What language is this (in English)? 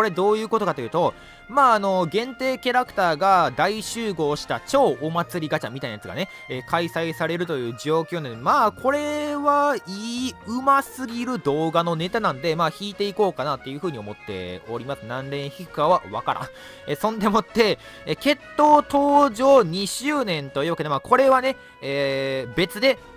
Japanese